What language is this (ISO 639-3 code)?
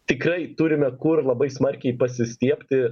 lit